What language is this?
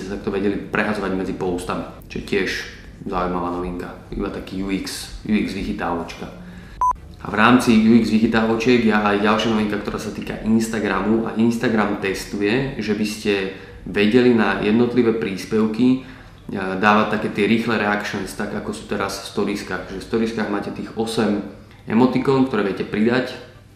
Slovak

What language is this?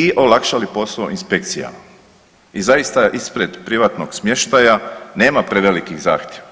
Croatian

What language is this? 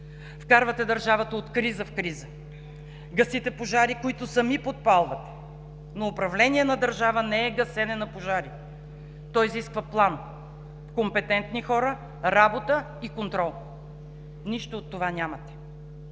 Bulgarian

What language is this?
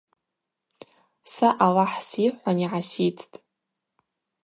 Abaza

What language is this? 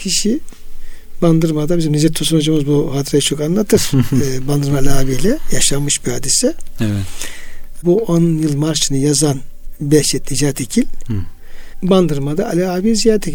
Turkish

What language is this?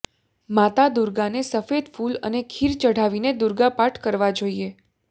Gujarati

